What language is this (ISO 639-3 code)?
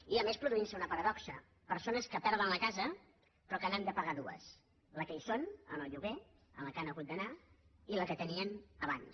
cat